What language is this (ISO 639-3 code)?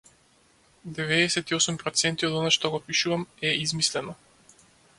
mkd